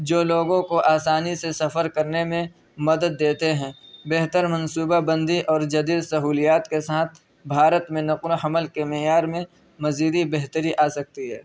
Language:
Urdu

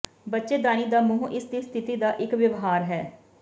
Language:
Punjabi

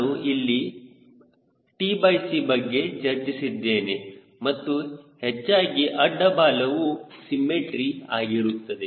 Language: Kannada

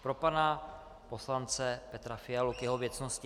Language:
Czech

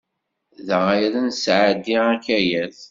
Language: Kabyle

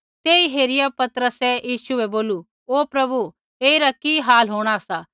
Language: Kullu Pahari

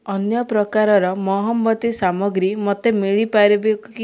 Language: Odia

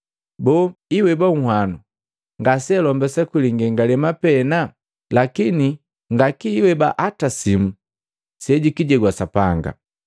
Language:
Matengo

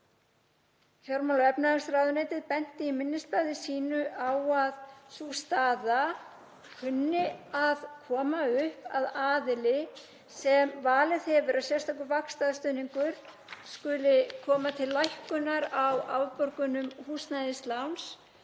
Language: Icelandic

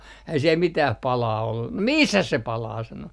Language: Finnish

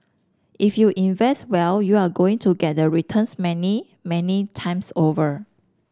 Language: English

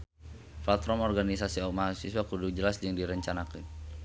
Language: Sundanese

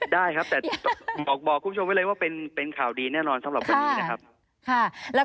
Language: Thai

